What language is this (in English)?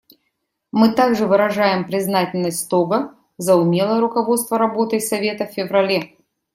Russian